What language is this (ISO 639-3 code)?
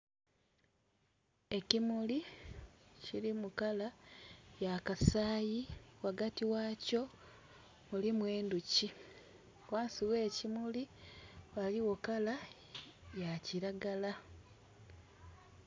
xog